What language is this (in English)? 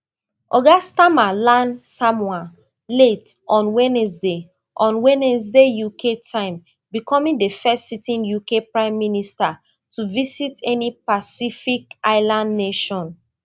Nigerian Pidgin